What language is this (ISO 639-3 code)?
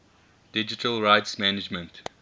eng